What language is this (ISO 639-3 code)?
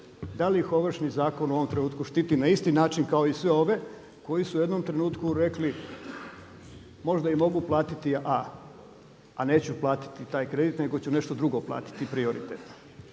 hrv